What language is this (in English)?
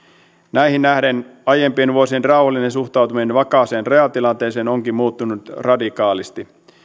Finnish